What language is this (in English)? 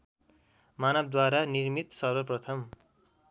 Nepali